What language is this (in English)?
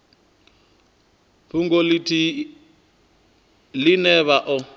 Venda